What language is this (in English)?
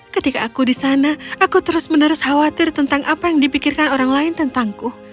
Indonesian